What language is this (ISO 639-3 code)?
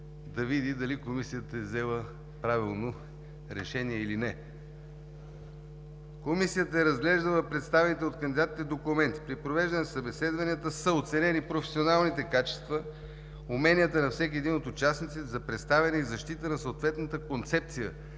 bul